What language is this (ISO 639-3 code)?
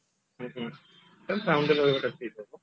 ori